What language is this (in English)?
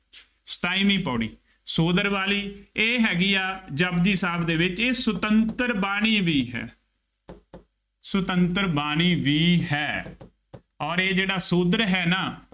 Punjabi